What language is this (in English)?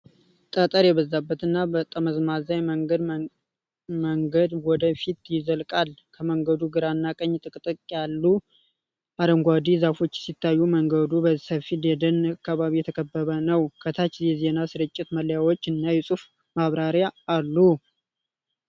Amharic